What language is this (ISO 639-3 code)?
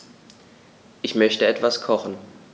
deu